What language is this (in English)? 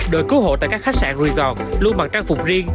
Vietnamese